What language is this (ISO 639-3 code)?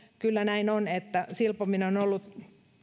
fin